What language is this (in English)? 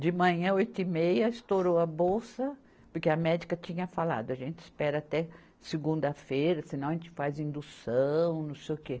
Portuguese